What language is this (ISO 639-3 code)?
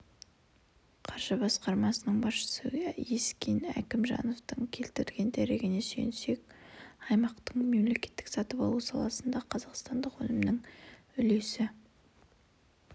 kaz